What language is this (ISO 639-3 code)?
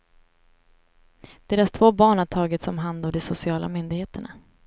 swe